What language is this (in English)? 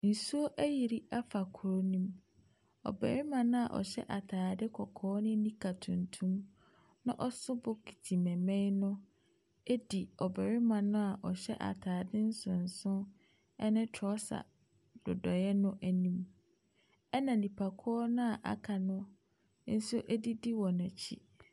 Akan